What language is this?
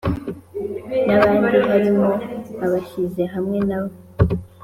Kinyarwanda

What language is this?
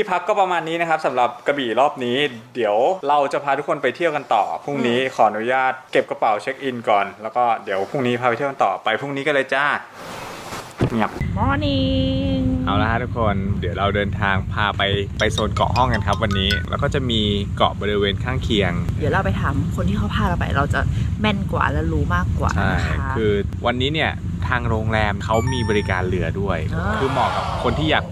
Thai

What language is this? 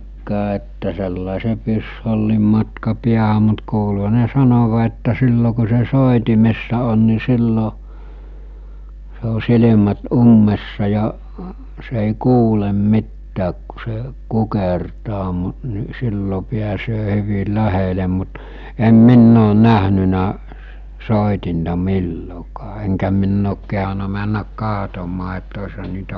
Finnish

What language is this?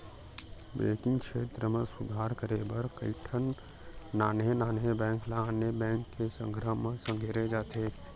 Chhattisgarhi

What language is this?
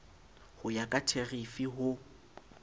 Southern Sotho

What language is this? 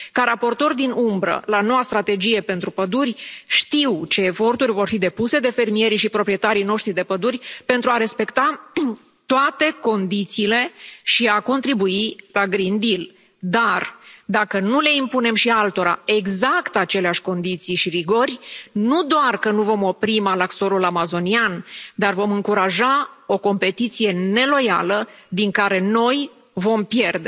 Romanian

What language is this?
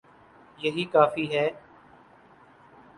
Urdu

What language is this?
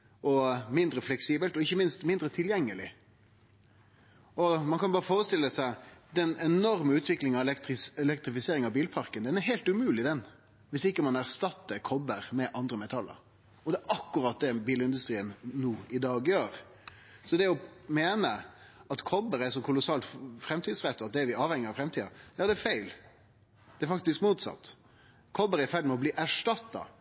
Norwegian Nynorsk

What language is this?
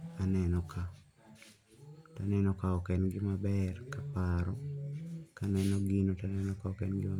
Luo (Kenya and Tanzania)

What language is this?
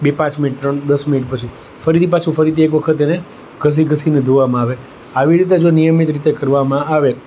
Gujarati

